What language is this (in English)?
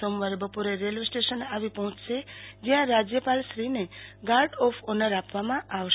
Gujarati